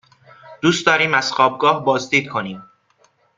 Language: Persian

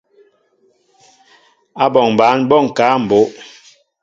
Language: Mbo (Cameroon)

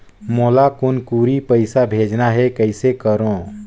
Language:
Chhattisgarhi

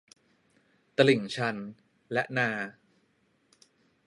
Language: Thai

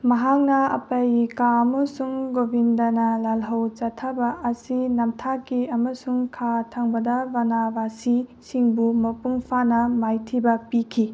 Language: Manipuri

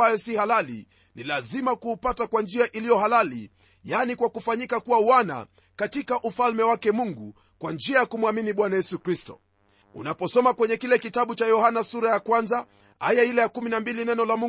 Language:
Swahili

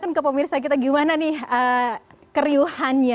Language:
Indonesian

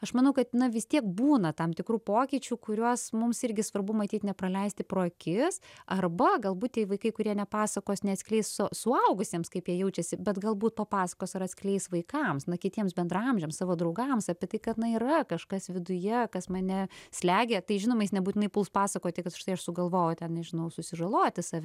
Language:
Lithuanian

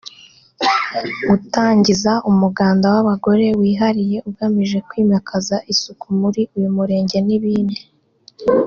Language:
Kinyarwanda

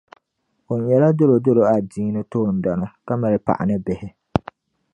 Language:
Dagbani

